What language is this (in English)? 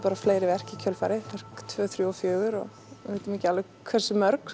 Icelandic